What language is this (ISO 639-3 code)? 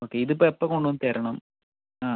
mal